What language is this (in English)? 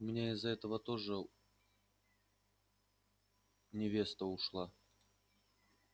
Russian